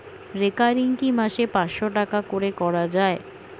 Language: Bangla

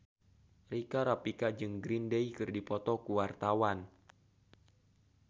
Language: Sundanese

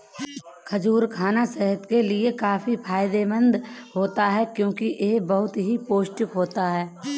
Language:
Hindi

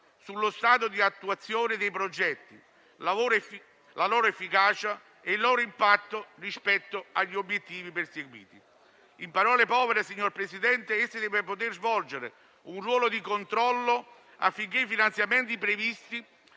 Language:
Italian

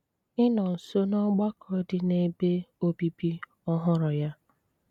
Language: Igbo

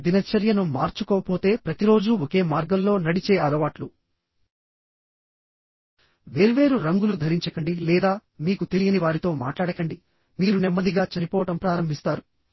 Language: Telugu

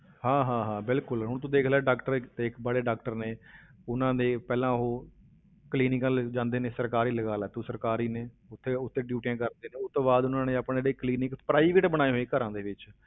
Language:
Punjabi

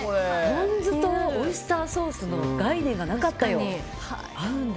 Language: Japanese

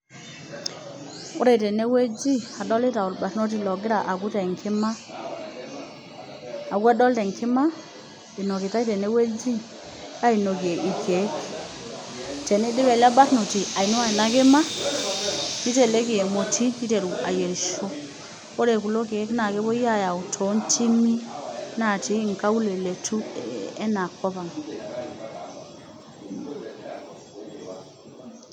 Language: Masai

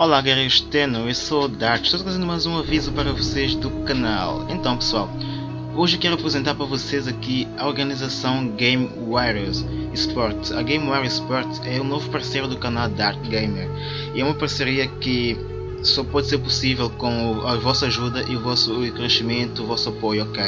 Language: Portuguese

